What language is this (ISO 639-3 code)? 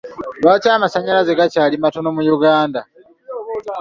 lug